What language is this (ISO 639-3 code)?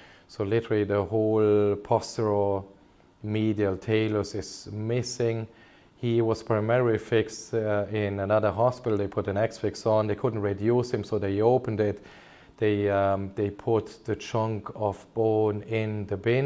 eng